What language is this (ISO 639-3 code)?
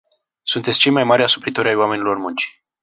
ron